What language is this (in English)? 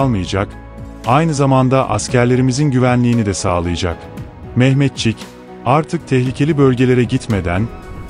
Turkish